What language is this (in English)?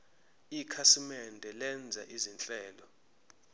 Zulu